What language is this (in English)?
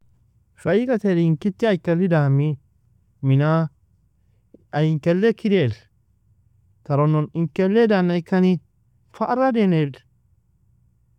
Nobiin